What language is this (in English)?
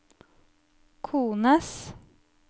Norwegian